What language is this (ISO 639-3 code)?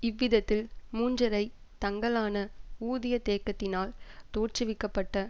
tam